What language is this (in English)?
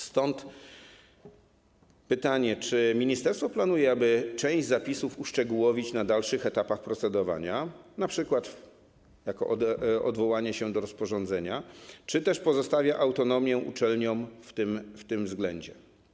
Polish